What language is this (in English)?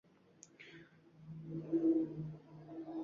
Uzbek